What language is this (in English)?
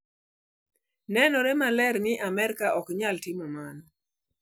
Luo (Kenya and Tanzania)